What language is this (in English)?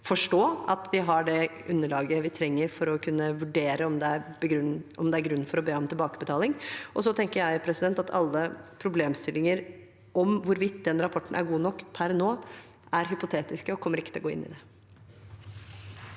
Norwegian